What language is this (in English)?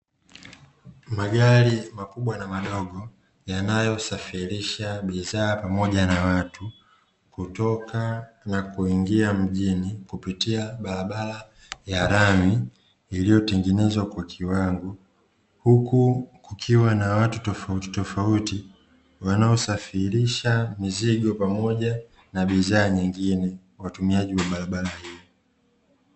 Swahili